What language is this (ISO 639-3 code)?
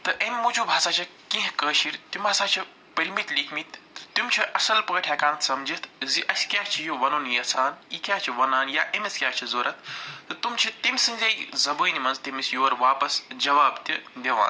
kas